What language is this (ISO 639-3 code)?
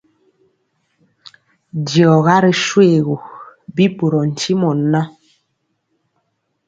mcx